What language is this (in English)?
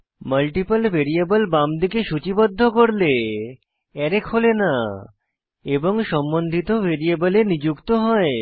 Bangla